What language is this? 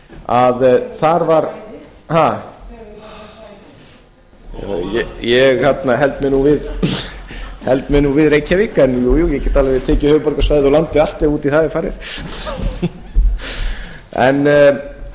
Icelandic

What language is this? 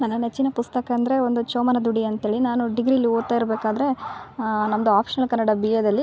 Kannada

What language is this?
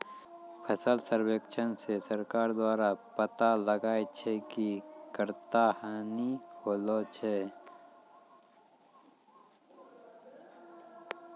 Maithili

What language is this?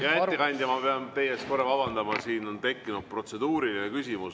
Estonian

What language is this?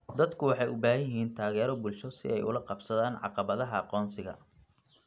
Somali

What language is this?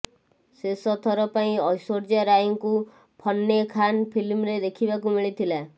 Odia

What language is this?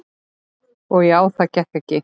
Icelandic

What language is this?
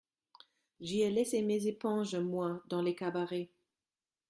French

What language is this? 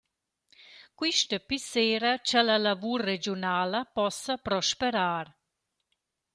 Romansh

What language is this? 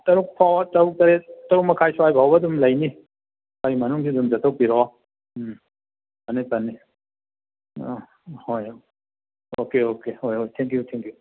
Manipuri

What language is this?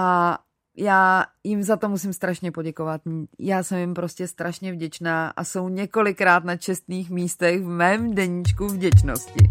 Czech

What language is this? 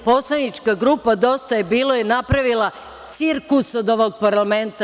Serbian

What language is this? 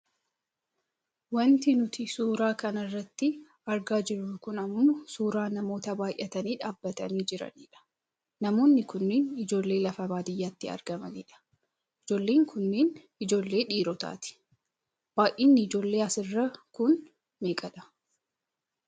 Oromo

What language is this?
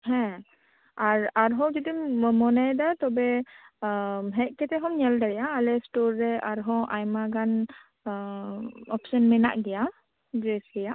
Santali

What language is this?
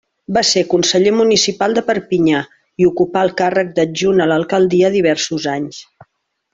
Catalan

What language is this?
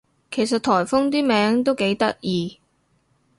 Cantonese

